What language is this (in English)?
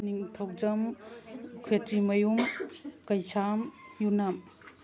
Manipuri